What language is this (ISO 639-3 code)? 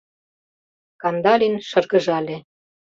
chm